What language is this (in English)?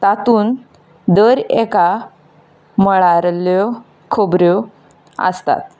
Konkani